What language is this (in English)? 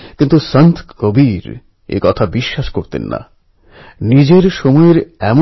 Bangla